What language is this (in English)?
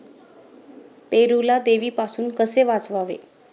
Marathi